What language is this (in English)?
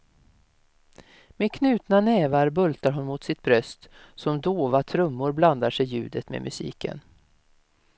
Swedish